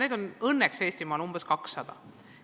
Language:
Estonian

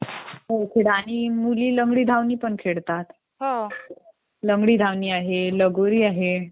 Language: Marathi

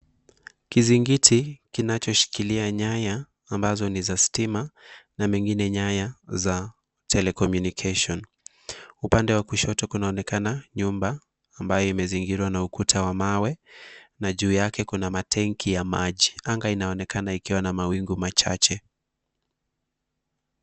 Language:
Swahili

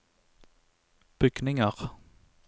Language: Norwegian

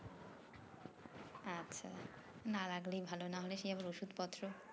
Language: Bangla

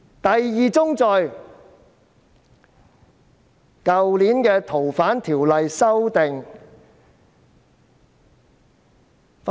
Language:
Cantonese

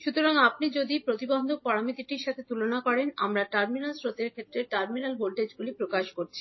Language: Bangla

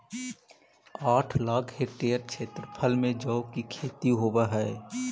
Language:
Magahi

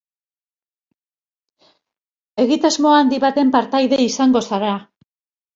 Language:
Basque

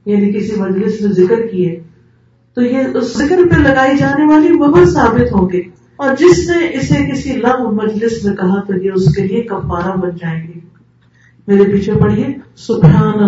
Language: Urdu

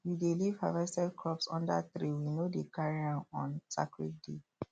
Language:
Nigerian Pidgin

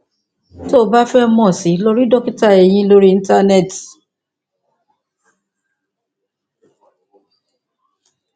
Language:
Yoruba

